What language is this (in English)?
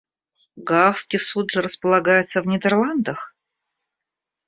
Russian